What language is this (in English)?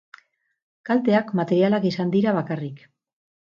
Basque